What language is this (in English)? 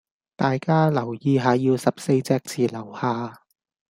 Cantonese